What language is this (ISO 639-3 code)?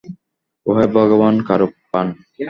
ben